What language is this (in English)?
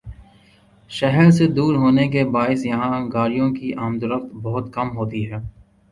Urdu